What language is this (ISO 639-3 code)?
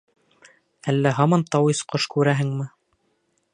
bak